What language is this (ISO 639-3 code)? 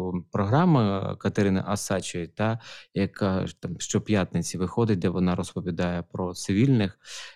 ukr